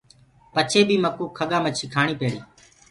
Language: Gurgula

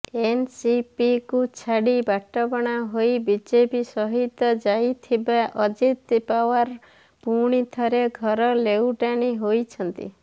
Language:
Odia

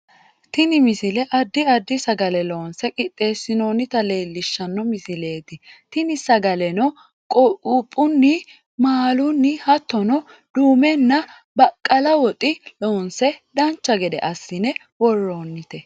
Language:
Sidamo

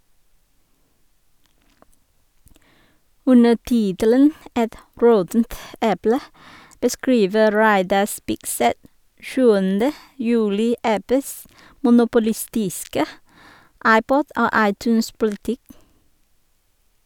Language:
Norwegian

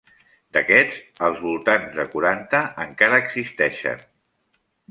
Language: Catalan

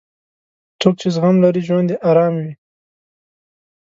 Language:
Pashto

